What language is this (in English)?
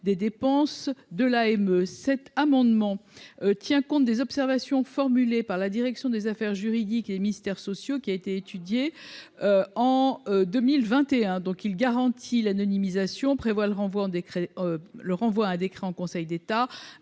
French